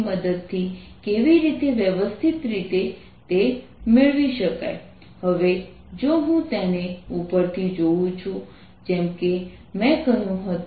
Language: Gujarati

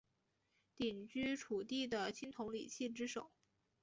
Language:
Chinese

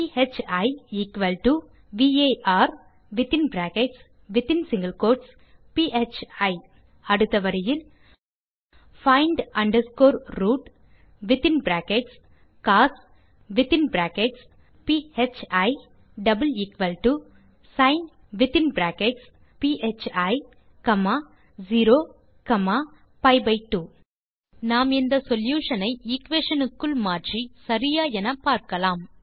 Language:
Tamil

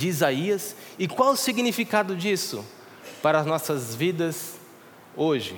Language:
Portuguese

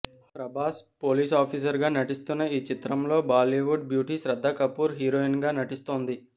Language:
Telugu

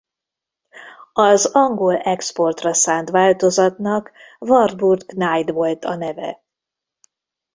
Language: Hungarian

